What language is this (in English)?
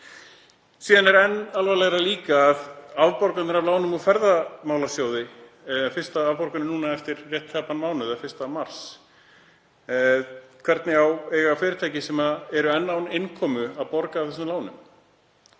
Icelandic